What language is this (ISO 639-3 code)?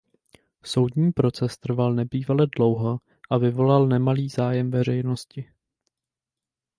ces